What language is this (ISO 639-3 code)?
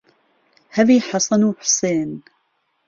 ckb